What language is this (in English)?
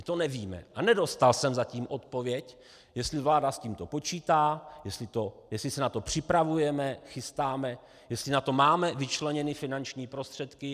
Czech